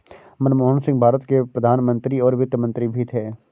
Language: Hindi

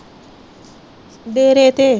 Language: Punjabi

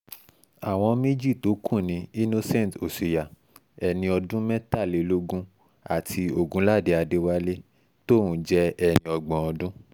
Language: Yoruba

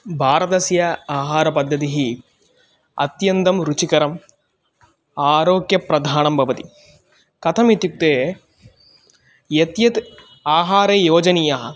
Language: Sanskrit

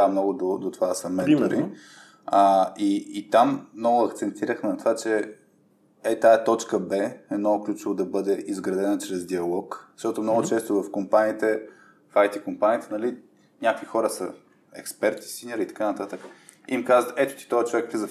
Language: Bulgarian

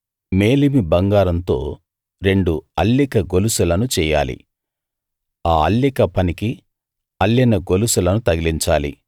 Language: Telugu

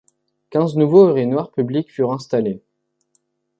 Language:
French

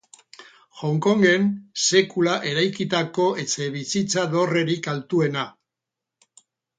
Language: Basque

